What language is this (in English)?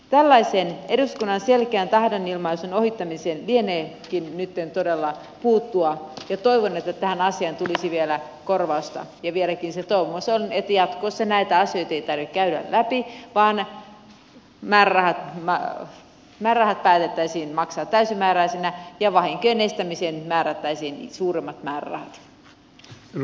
Finnish